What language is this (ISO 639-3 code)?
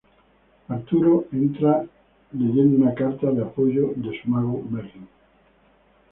spa